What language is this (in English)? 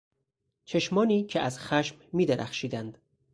Persian